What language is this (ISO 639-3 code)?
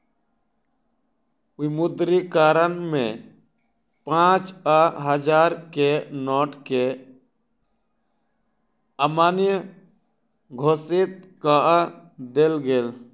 mai